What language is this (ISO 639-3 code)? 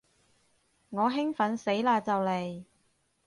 yue